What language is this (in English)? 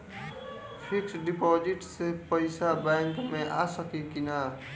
Bhojpuri